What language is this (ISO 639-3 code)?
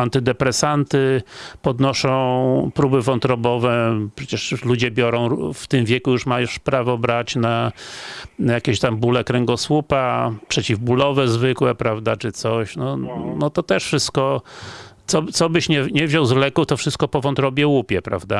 pol